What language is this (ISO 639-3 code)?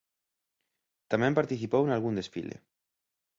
glg